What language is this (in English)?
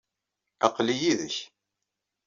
Kabyle